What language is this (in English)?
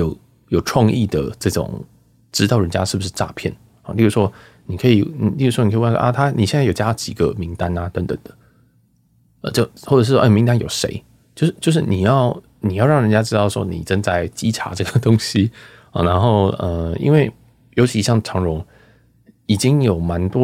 Chinese